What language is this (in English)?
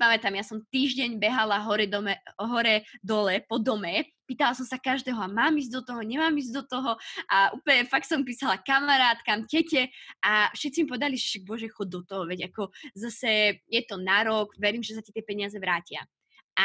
Slovak